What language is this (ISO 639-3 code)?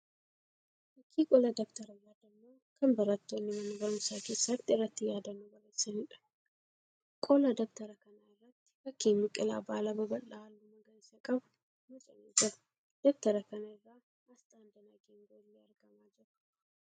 orm